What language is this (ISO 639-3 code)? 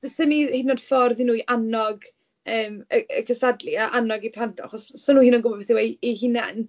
cym